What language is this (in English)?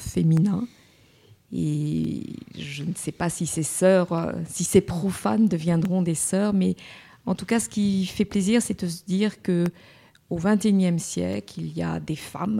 French